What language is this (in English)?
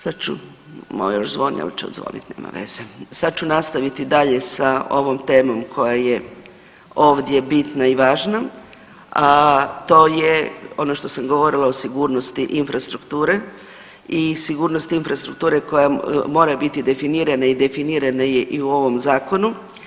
Croatian